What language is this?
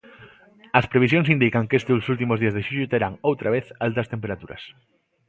Galician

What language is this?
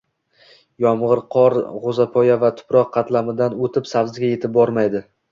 Uzbek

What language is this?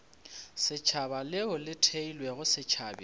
Northern Sotho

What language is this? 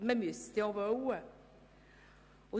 Swiss German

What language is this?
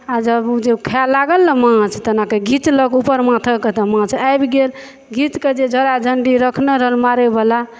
Maithili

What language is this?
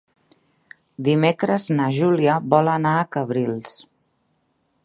Catalan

